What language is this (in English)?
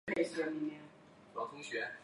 Chinese